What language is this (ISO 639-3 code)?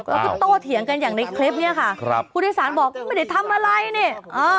tha